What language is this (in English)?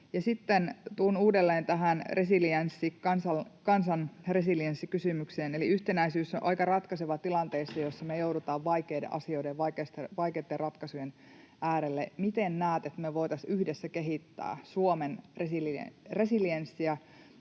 Finnish